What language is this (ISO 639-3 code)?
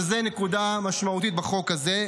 heb